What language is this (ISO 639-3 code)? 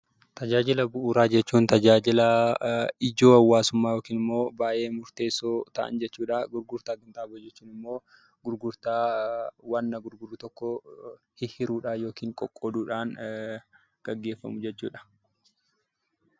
orm